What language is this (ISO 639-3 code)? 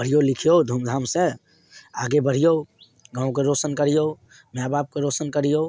mai